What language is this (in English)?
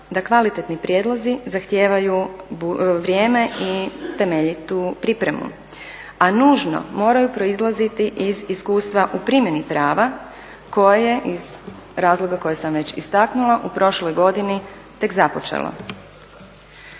Croatian